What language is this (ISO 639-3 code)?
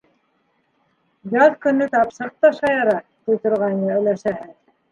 bak